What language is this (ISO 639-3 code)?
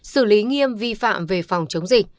vie